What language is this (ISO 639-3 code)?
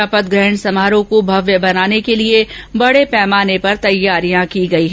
hin